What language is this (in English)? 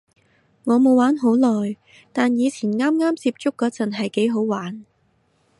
Cantonese